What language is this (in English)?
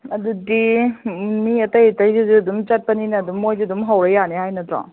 Manipuri